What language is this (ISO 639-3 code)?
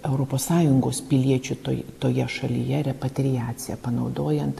lit